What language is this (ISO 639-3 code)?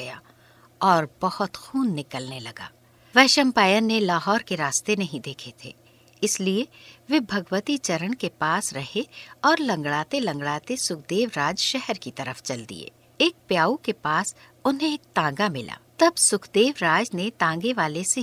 hin